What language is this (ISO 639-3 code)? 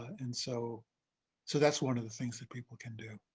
eng